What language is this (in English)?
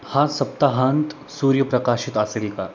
Marathi